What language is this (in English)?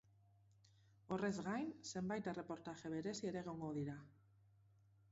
Basque